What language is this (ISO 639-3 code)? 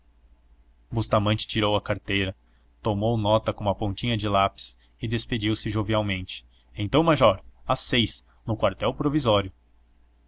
por